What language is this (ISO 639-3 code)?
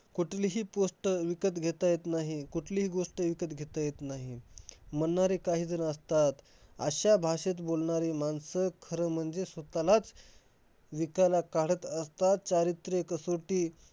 mar